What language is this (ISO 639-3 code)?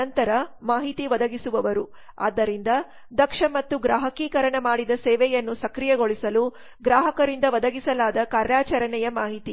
kan